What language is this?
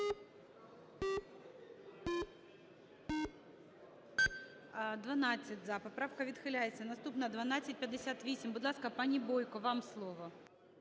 Ukrainian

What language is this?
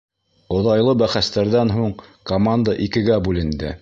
Bashkir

